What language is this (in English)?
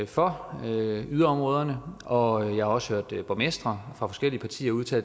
Danish